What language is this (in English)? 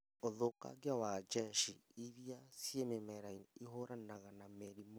Kikuyu